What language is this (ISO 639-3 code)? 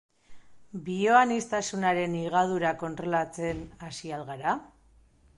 eus